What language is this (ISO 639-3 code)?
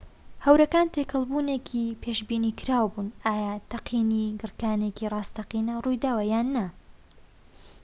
ckb